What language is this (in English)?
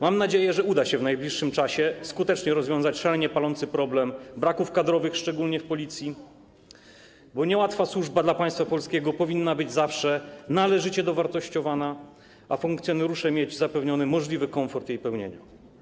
Polish